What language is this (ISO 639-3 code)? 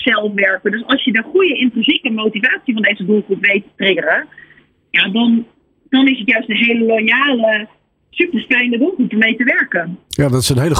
nld